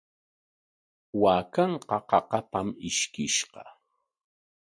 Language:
Corongo Ancash Quechua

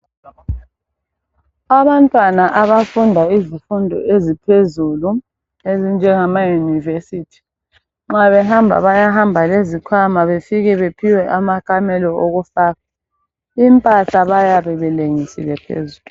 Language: North Ndebele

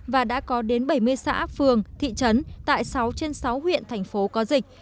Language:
Vietnamese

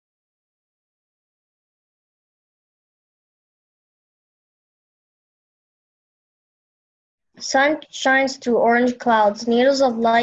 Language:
English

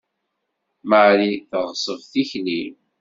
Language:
Kabyle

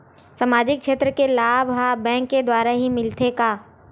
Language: Chhattisgarhi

